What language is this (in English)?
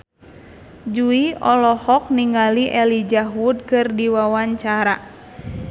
Sundanese